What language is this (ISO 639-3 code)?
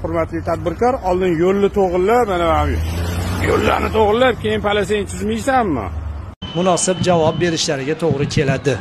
tur